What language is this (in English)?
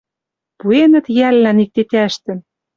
Western Mari